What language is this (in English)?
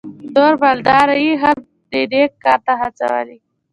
Pashto